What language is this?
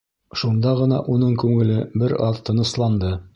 Bashkir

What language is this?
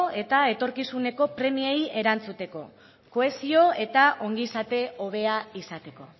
Basque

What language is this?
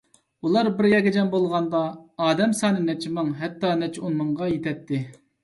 Uyghur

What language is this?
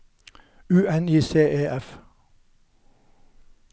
Norwegian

